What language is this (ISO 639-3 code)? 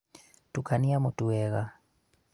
kik